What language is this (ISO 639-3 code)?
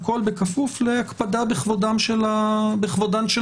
heb